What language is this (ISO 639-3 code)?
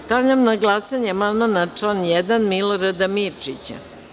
srp